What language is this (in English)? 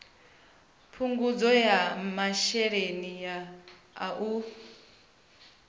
Venda